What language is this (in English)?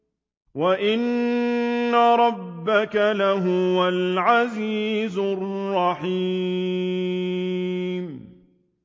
Arabic